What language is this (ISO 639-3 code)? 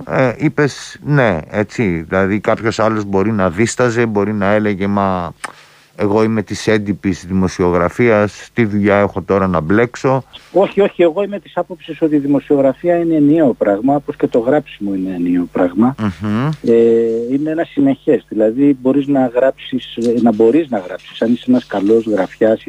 ell